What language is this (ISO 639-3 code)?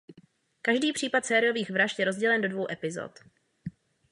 ces